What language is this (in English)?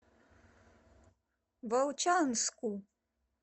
Russian